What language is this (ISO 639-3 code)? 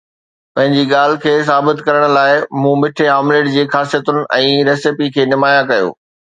snd